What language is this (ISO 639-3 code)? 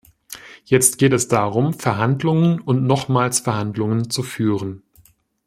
deu